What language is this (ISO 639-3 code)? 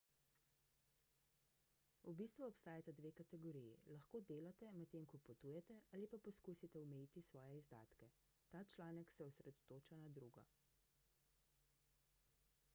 slv